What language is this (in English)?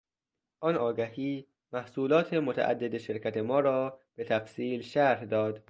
Persian